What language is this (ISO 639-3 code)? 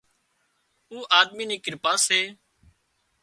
kxp